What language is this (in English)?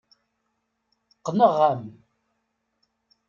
Kabyle